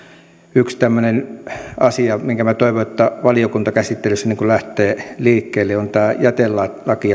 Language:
Finnish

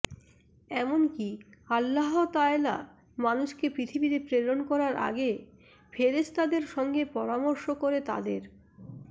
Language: Bangla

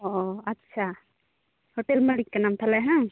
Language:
Santali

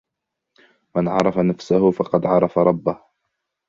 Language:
Arabic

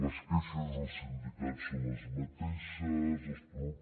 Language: Catalan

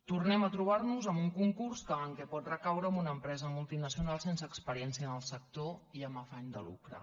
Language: Catalan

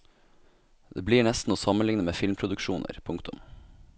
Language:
Norwegian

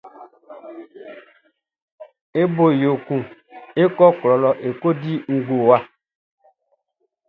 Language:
Baoulé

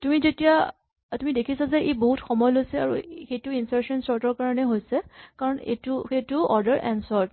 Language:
Assamese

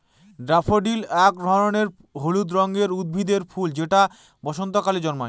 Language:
Bangla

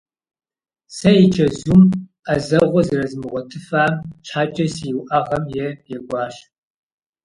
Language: Kabardian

